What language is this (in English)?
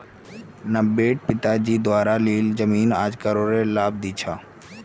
Magahi